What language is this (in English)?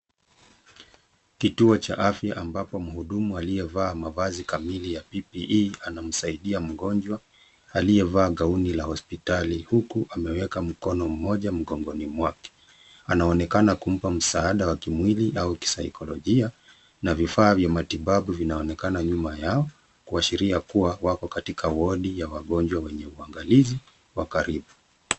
Swahili